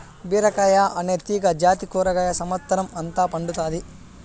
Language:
Telugu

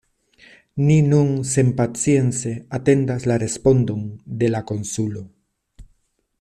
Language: Esperanto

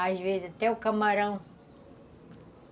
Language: Portuguese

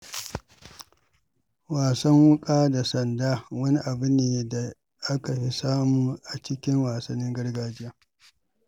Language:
Hausa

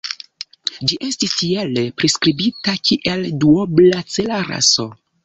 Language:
Esperanto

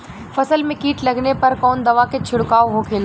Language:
Bhojpuri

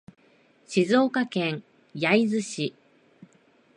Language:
Japanese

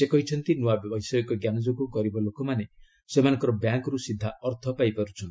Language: Odia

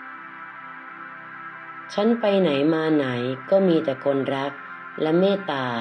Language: Thai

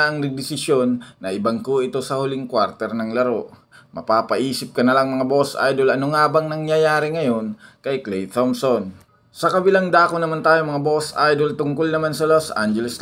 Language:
Filipino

